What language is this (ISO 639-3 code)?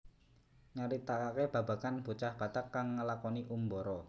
jav